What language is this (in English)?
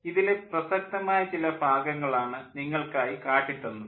Malayalam